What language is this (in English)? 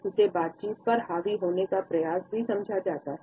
Hindi